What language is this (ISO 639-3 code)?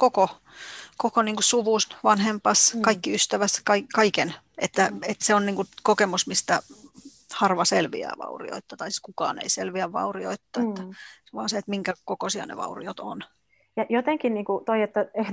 fin